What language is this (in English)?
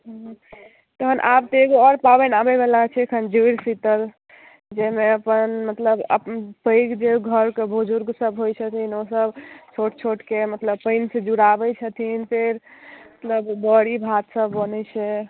Maithili